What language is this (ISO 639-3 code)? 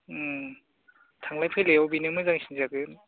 brx